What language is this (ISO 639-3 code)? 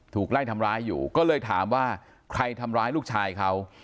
tha